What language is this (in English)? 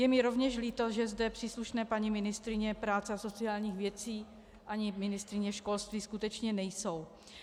Czech